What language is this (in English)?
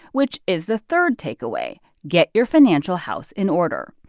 English